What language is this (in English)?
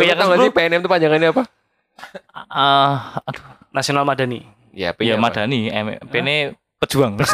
Indonesian